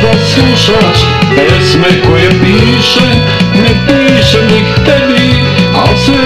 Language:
Romanian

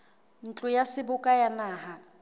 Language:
Southern Sotho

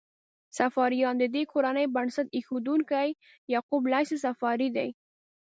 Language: Pashto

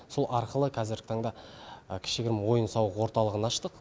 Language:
Kazakh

